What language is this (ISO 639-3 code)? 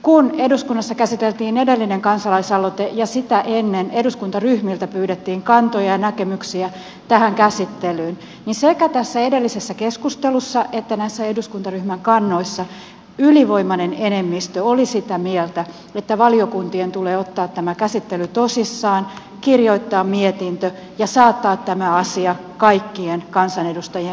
fin